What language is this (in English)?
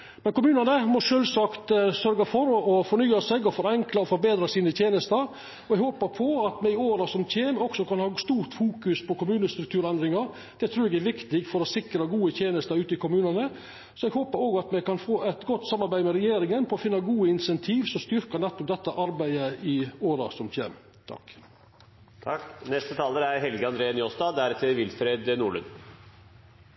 Norwegian Nynorsk